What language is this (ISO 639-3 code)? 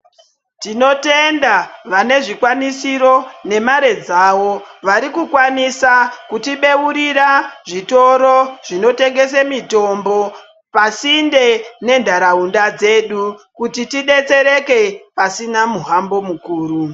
ndc